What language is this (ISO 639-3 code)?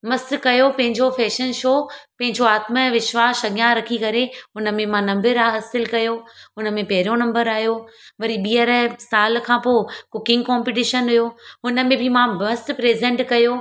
snd